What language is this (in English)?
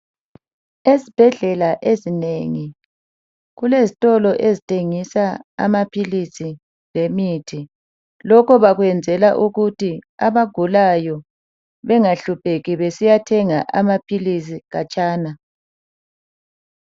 North Ndebele